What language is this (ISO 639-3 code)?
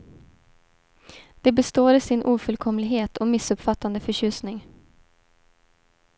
swe